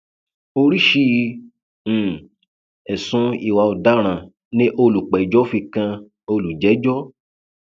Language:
Yoruba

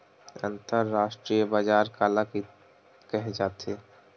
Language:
Chhattisgarhi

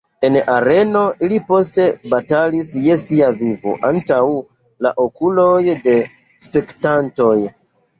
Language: Esperanto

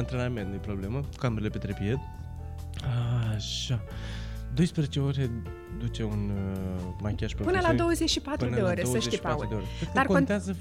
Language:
Romanian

